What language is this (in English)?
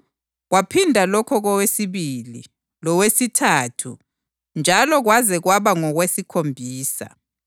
North Ndebele